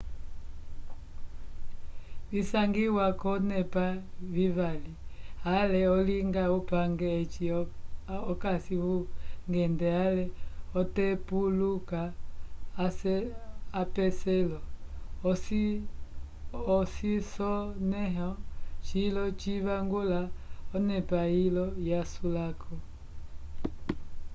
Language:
Umbundu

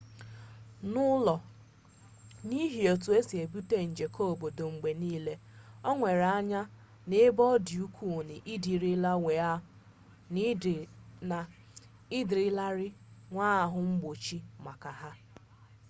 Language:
Igbo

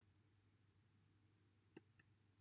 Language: Welsh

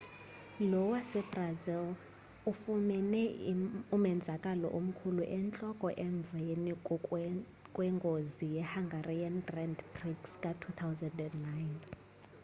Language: Xhosa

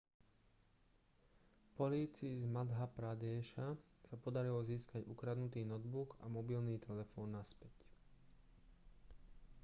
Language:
Slovak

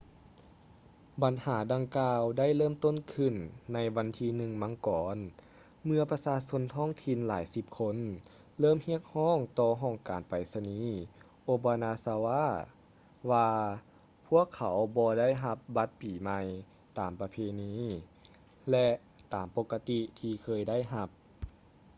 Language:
Lao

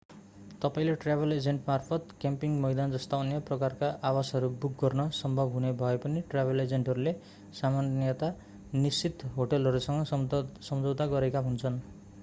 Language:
Nepali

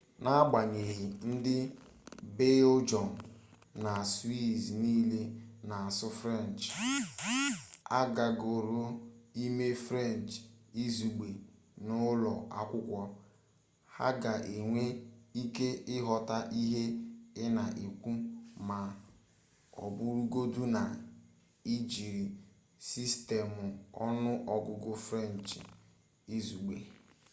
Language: Igbo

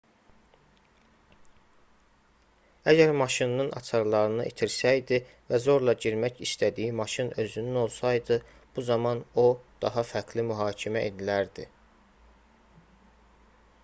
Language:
Azerbaijani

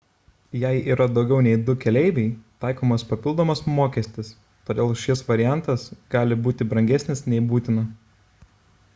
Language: Lithuanian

